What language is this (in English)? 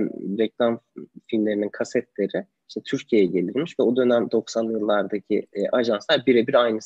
Turkish